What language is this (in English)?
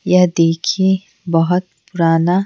Hindi